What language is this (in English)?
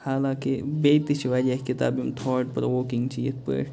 Kashmiri